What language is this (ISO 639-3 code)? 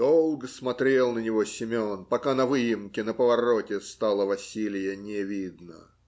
rus